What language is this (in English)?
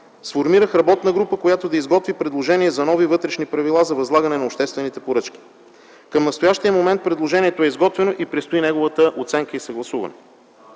Bulgarian